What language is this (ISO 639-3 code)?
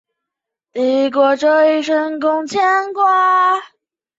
zho